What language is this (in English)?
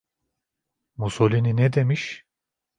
Turkish